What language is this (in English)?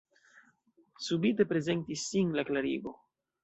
Esperanto